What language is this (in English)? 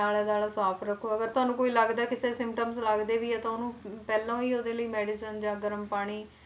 Punjabi